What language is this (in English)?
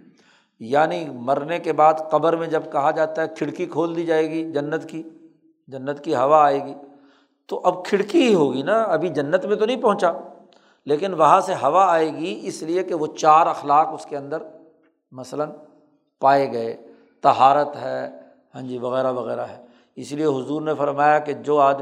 Urdu